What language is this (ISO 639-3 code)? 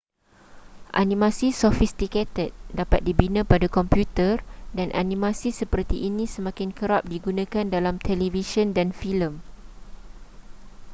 msa